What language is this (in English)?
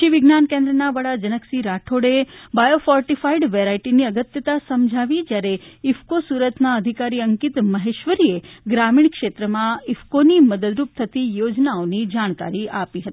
Gujarati